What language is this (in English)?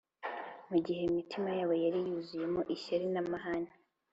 Kinyarwanda